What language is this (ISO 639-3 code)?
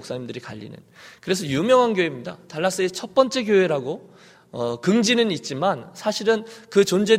kor